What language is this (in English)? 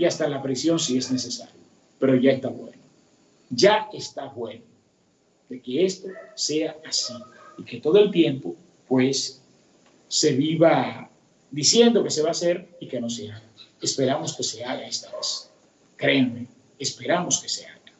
Spanish